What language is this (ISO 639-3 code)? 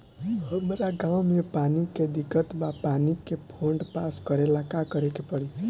bho